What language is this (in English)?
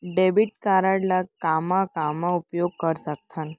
Chhattisgarhi